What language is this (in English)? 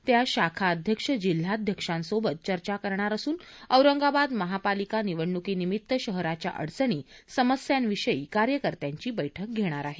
Marathi